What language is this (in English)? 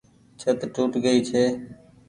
Goaria